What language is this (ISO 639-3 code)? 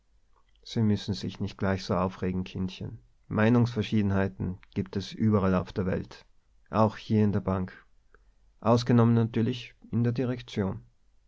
deu